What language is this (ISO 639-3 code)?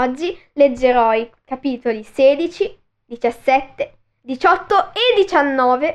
ita